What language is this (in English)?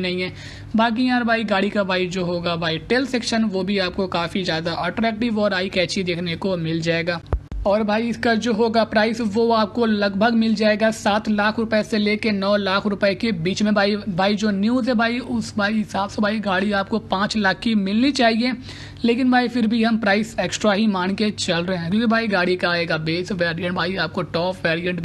Hindi